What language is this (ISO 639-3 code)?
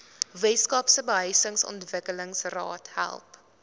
afr